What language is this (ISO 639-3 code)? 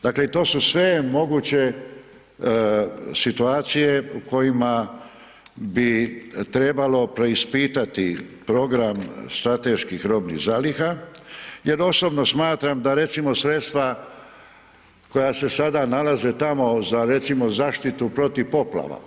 hrv